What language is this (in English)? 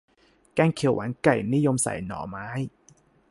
Thai